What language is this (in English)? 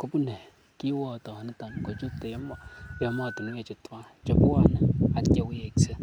Kalenjin